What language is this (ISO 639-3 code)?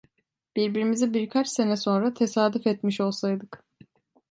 tur